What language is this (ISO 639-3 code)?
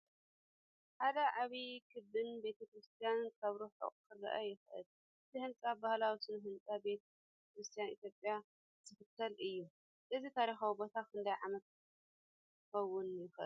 tir